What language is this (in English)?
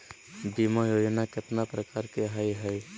Magahi